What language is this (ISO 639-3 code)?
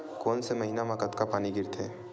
hne